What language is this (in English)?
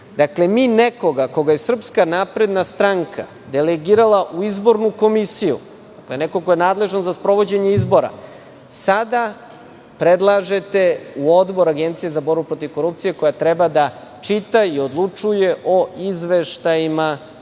Serbian